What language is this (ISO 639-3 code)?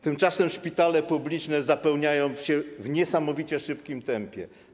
pol